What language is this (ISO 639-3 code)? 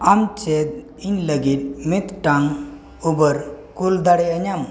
sat